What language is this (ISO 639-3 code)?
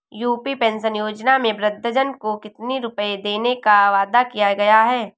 hin